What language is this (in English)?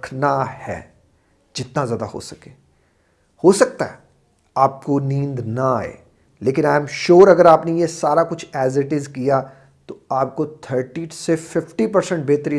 Hindi